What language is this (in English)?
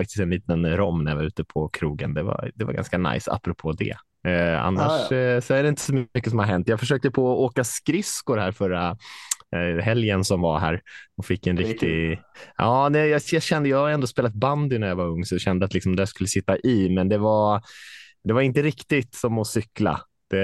Swedish